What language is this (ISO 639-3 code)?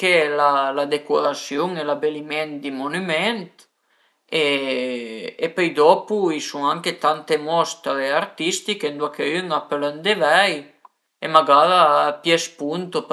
pms